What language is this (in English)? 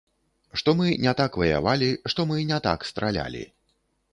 Belarusian